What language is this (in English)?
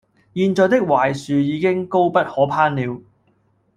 Cantonese